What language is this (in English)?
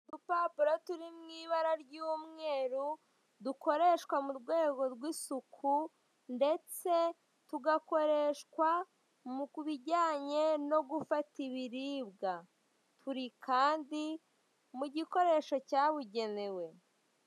Kinyarwanda